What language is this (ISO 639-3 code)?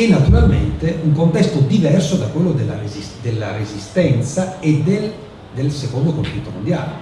ita